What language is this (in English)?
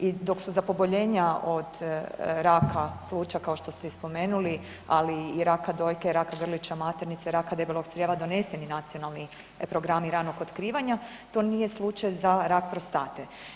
Croatian